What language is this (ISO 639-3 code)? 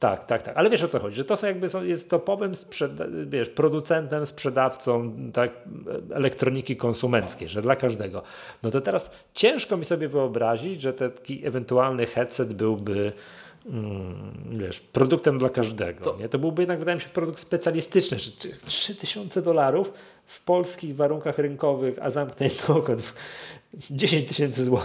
pol